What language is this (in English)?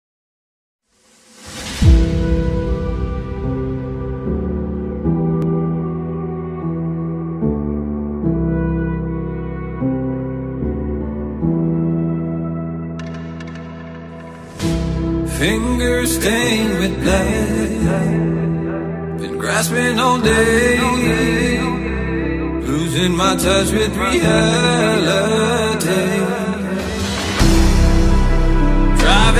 English